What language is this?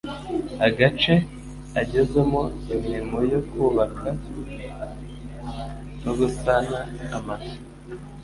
Kinyarwanda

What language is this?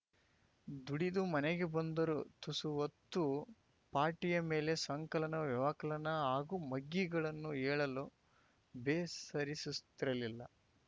Kannada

